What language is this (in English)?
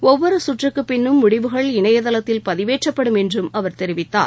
Tamil